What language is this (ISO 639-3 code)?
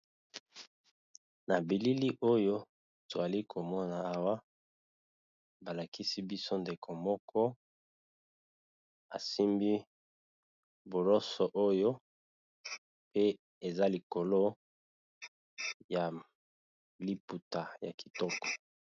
lin